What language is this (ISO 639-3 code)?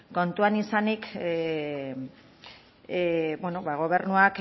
eus